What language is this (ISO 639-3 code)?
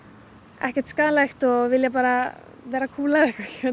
isl